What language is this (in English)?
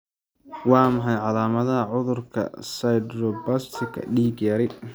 Somali